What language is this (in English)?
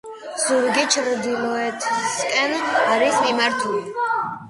Georgian